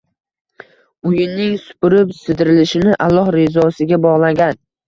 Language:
Uzbek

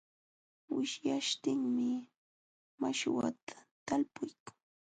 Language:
Jauja Wanca Quechua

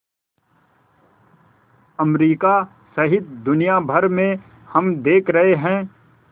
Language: Hindi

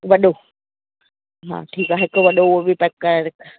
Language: Sindhi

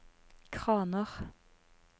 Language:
Norwegian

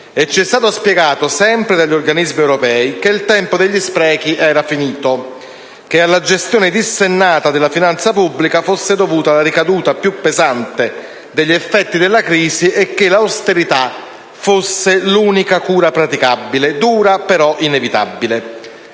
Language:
Italian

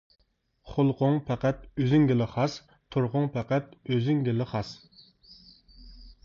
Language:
Uyghur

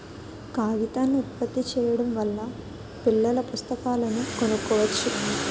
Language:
Telugu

